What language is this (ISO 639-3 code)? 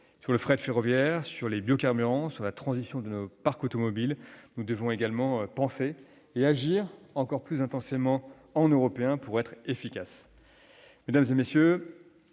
fra